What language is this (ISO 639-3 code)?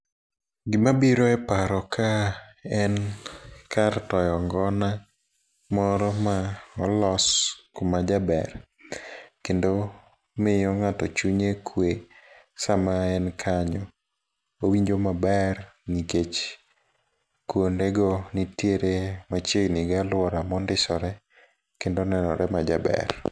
luo